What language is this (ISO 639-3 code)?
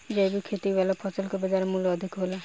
bho